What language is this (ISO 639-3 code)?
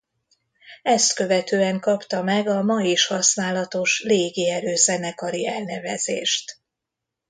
hun